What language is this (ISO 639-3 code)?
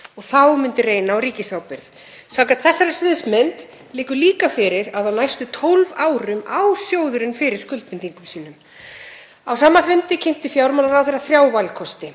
isl